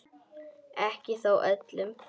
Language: Icelandic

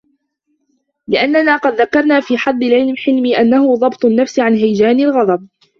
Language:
Arabic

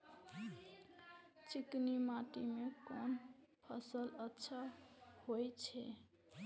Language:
Maithili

